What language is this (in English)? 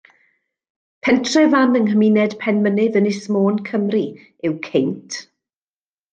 Welsh